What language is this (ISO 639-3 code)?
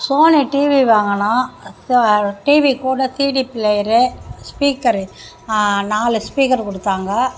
tam